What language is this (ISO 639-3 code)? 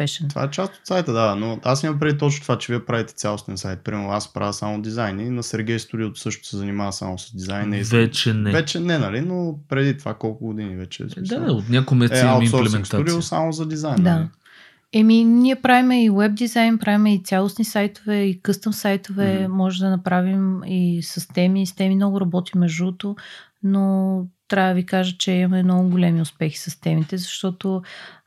bul